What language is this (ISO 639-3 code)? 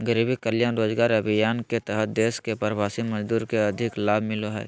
mag